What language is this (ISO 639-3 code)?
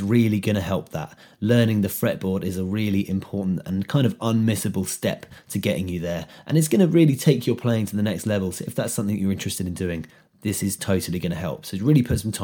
eng